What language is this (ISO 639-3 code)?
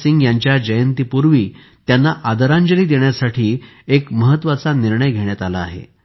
mar